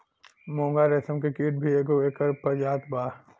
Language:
Bhojpuri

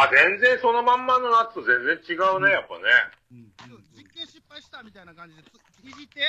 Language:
Japanese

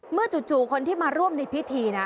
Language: Thai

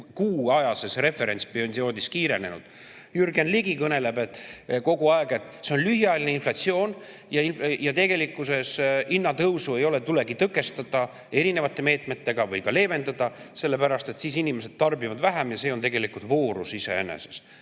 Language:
Estonian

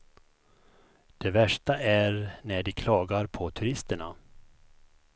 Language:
Swedish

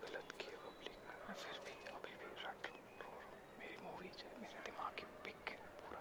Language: Marathi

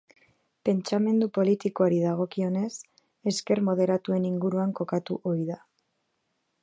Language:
Basque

